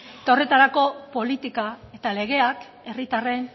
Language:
Basque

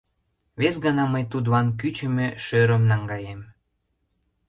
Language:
Mari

